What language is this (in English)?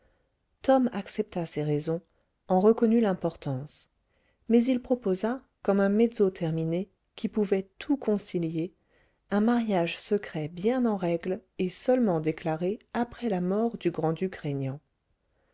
French